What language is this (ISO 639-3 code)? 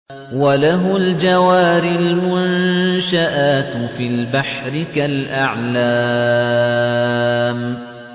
ara